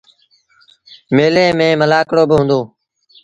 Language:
Sindhi Bhil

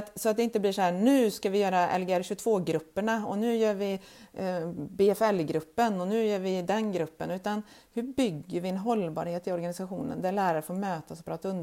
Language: Swedish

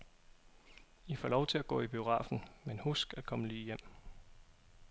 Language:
Danish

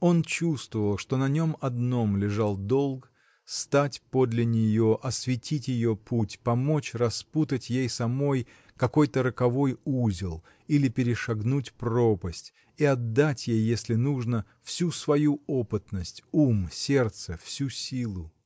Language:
Russian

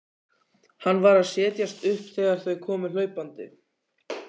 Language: Icelandic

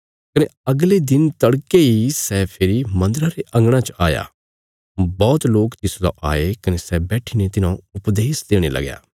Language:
Bilaspuri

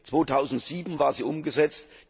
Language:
German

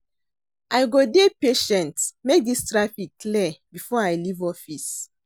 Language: Nigerian Pidgin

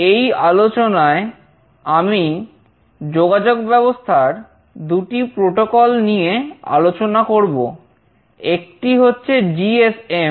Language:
Bangla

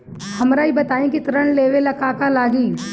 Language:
Bhojpuri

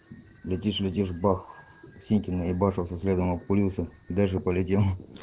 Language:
Russian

